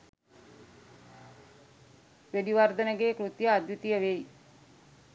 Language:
Sinhala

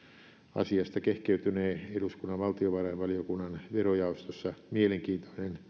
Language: Finnish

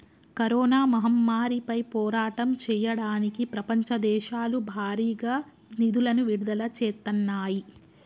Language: Telugu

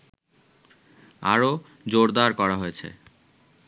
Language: Bangla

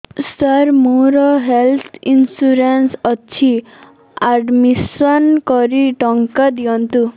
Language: Odia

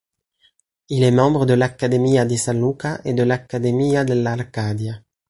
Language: French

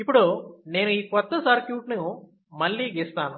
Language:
Telugu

